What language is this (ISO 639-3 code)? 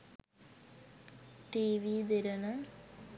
sin